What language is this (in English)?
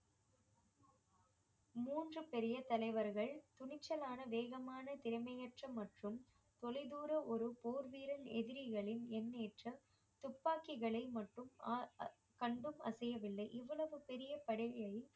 Tamil